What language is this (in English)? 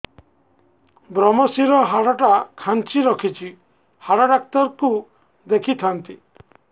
Odia